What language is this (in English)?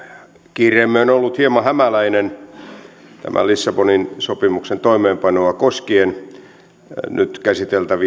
Finnish